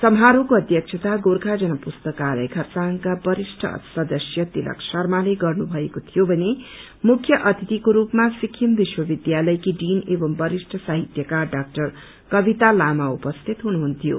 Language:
Nepali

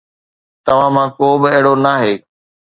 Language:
Sindhi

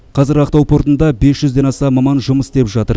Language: Kazakh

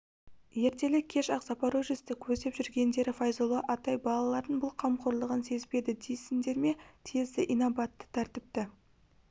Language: Kazakh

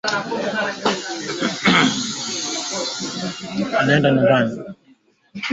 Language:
Swahili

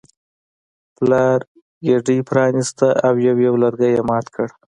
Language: Pashto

